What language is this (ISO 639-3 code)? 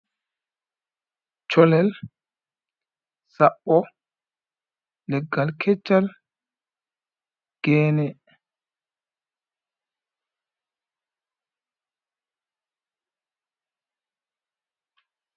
ful